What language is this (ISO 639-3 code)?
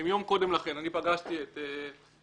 heb